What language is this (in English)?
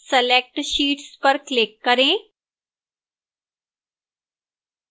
Hindi